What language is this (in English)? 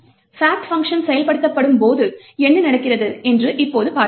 Tamil